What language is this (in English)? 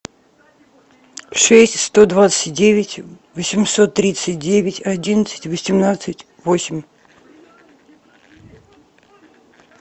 Russian